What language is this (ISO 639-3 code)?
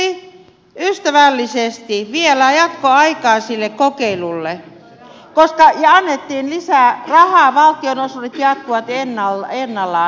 fin